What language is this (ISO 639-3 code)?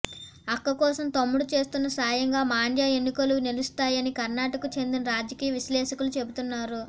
tel